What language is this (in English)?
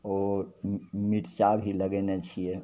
Maithili